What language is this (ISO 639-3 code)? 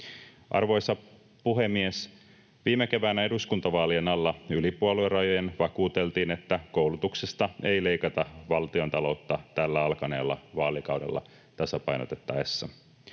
fin